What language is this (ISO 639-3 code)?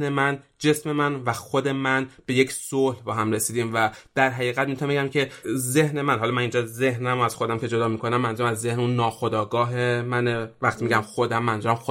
fas